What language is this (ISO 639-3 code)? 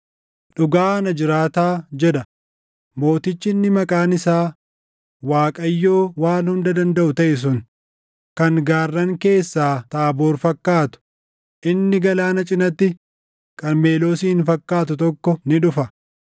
orm